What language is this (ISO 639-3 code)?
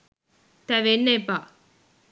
sin